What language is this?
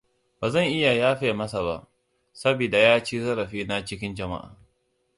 Hausa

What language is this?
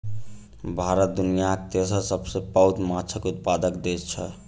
Maithili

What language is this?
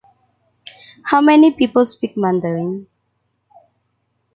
English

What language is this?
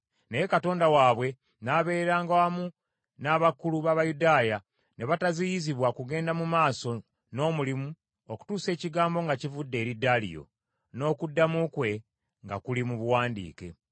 Ganda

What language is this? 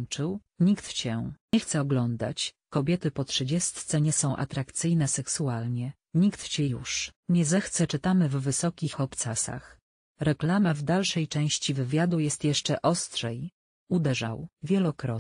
Polish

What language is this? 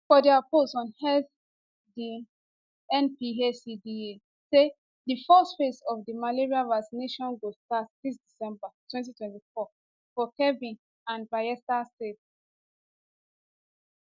Nigerian Pidgin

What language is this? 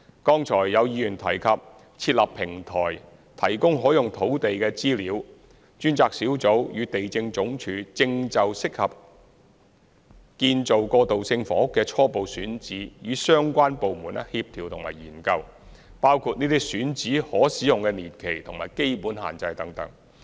Cantonese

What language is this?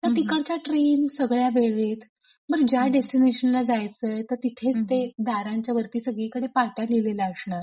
Marathi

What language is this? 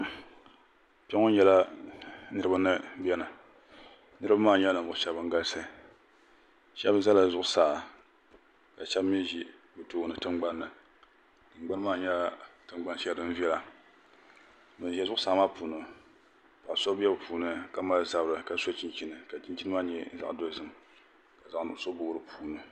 Dagbani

